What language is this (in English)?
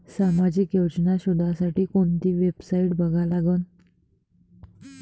Marathi